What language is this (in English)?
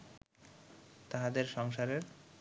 Bangla